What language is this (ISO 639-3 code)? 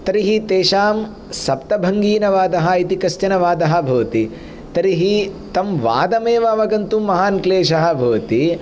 san